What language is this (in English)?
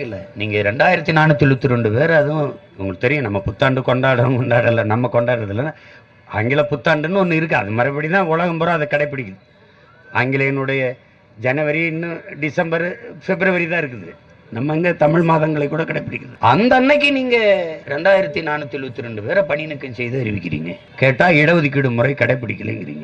Tamil